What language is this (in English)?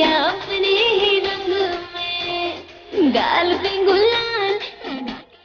Hindi